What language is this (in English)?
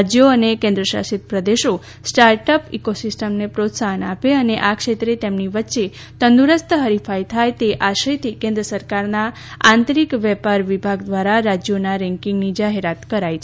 Gujarati